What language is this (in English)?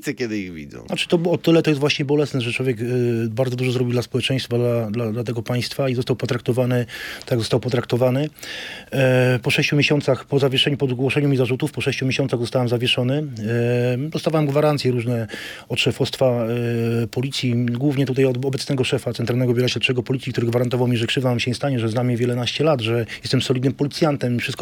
Polish